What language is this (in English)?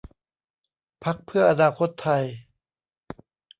Thai